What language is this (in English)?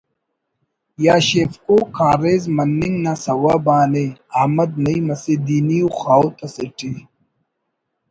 Brahui